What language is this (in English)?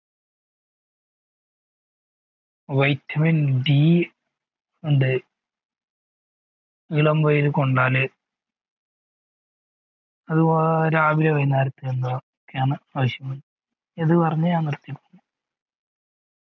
Malayalam